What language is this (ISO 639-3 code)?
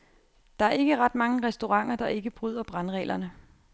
dan